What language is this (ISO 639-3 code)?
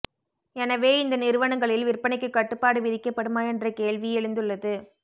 tam